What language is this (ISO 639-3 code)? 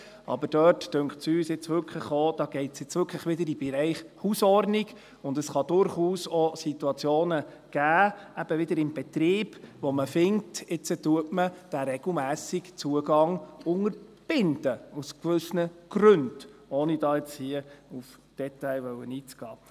gsw